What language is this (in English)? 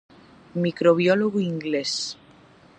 Galician